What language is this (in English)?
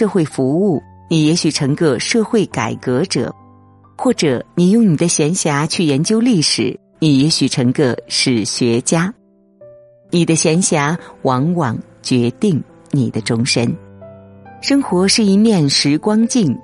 Chinese